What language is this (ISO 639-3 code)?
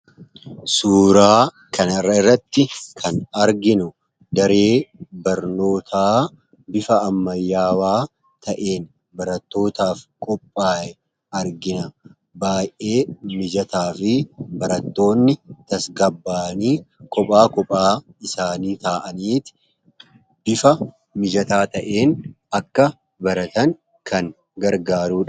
orm